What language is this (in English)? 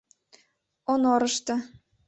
Mari